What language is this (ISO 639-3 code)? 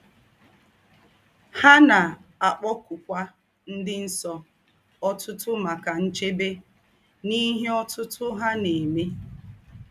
ibo